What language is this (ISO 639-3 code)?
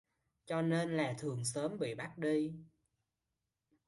vie